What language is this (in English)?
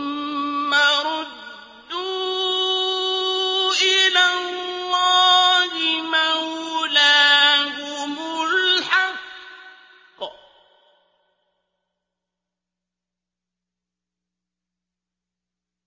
Arabic